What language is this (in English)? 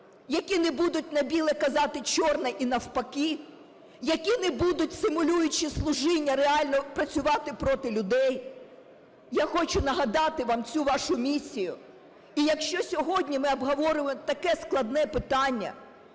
Ukrainian